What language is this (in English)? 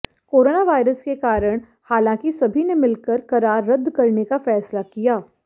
Hindi